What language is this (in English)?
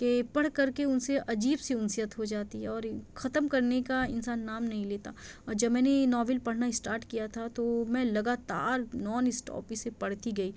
Urdu